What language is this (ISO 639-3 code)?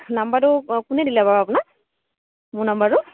asm